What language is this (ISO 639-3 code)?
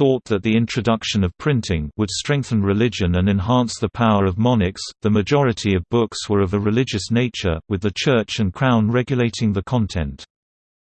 eng